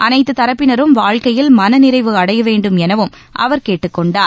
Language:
Tamil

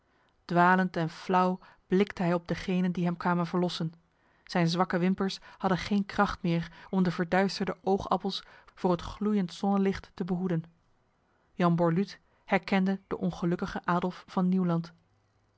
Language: Dutch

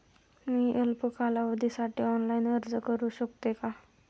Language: Marathi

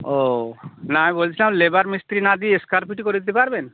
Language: Bangla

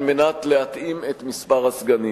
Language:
Hebrew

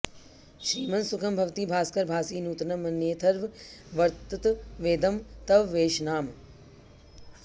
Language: Sanskrit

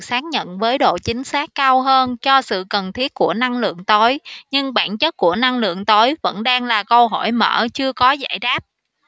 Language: Vietnamese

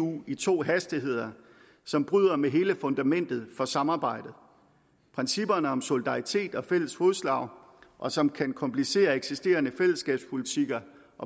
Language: Danish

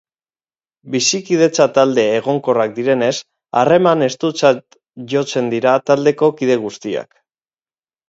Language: Basque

